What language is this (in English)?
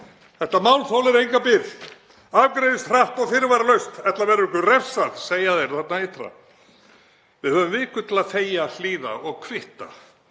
Icelandic